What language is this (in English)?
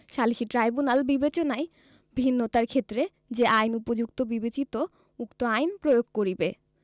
Bangla